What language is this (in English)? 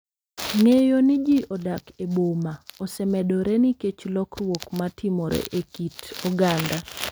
Luo (Kenya and Tanzania)